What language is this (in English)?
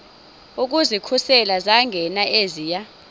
Xhosa